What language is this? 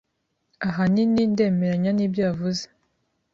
Kinyarwanda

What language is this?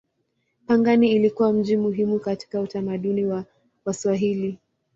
Swahili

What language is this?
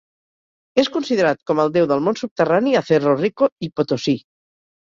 Catalan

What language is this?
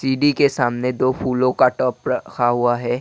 Hindi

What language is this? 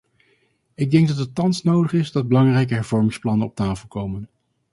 Dutch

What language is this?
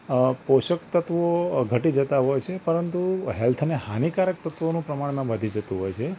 Gujarati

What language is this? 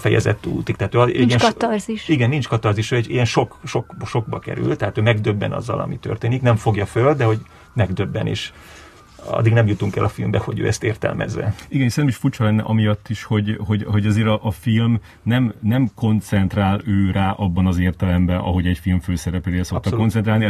Hungarian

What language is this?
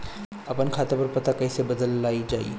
Bhojpuri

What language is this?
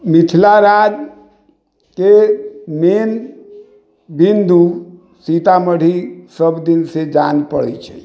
Maithili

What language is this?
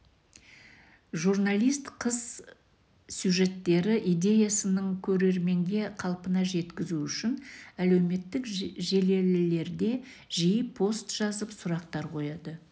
Kazakh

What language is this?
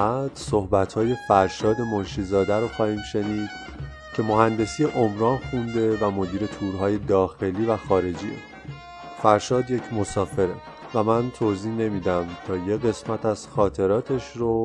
Persian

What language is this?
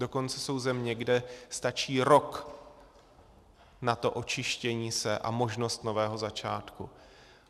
Czech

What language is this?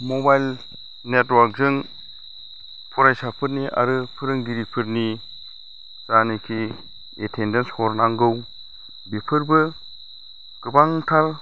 Bodo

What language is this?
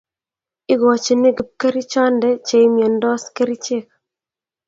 Kalenjin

